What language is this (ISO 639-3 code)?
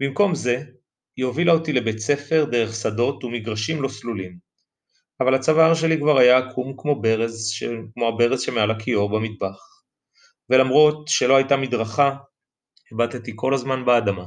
heb